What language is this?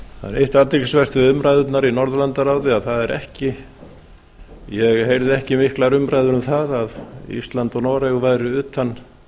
Icelandic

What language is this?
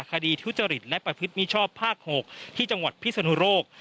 Thai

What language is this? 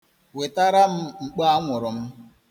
Igbo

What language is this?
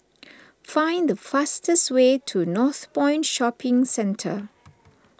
English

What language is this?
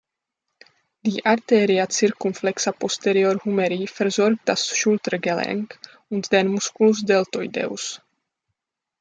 German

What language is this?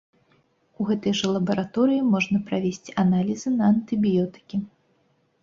Belarusian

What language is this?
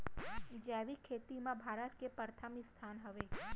Chhattisgarhi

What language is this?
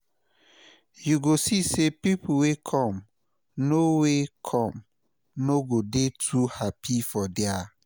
Nigerian Pidgin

